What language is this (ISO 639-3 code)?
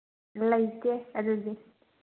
mni